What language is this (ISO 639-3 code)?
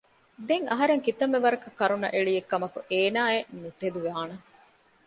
div